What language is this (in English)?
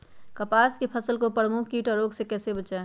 Magahi